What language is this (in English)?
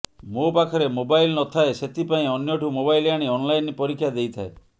Odia